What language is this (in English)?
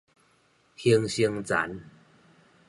Min Nan Chinese